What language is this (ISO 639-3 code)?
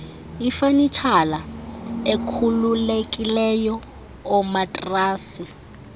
xho